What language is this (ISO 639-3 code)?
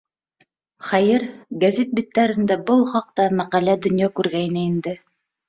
bak